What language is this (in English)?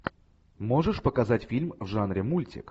Russian